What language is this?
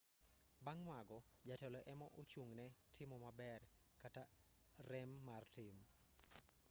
Luo (Kenya and Tanzania)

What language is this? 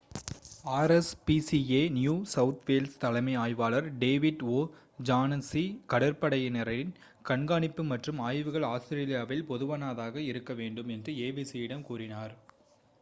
Tamil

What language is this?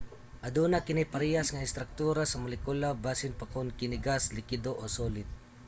Cebuano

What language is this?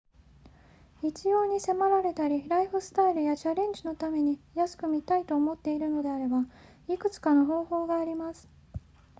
Japanese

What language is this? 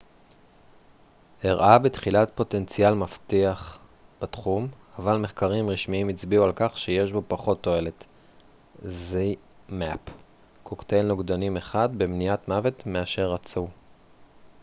Hebrew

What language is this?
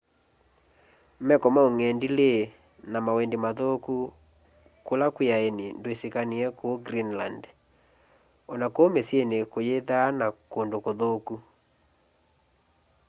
Kamba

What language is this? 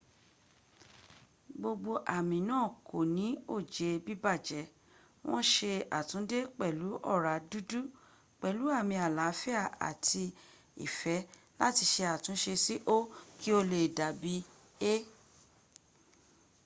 Yoruba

